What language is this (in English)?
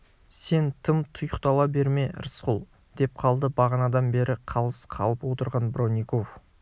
Kazakh